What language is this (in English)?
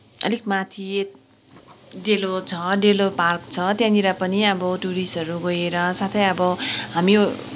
Nepali